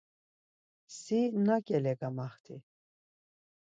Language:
Laz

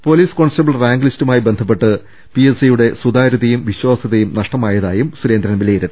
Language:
Malayalam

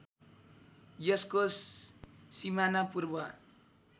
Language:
Nepali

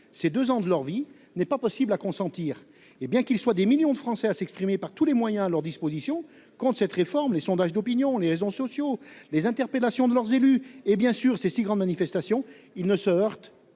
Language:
French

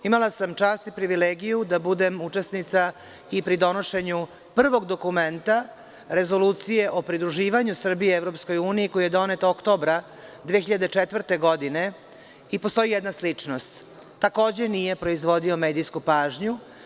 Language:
Serbian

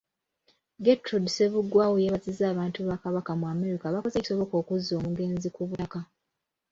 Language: Ganda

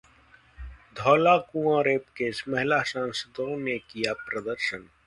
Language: Hindi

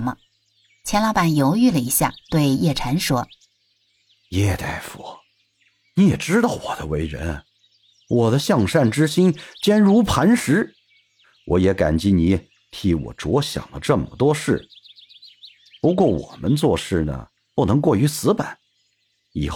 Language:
Chinese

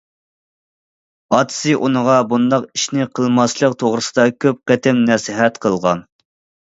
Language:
Uyghur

